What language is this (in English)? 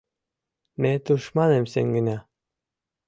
Mari